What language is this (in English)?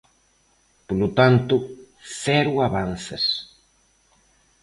Galician